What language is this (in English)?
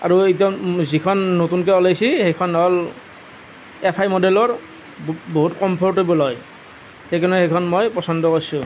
Assamese